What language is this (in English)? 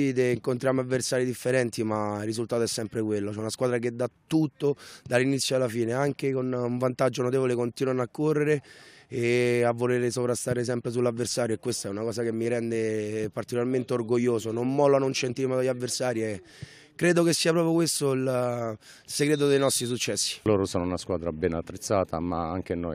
Italian